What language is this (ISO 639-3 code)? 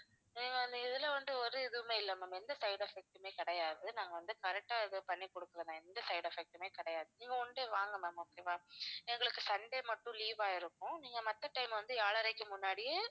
tam